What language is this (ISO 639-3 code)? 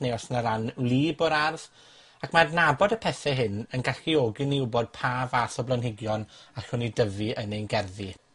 cym